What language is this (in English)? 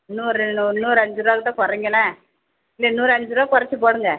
Tamil